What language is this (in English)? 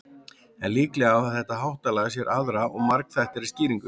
Icelandic